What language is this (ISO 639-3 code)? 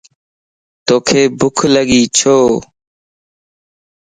lss